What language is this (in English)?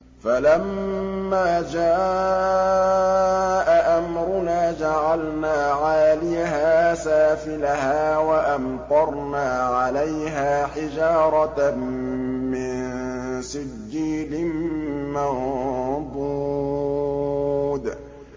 Arabic